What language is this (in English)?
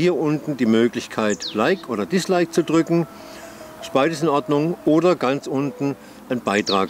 German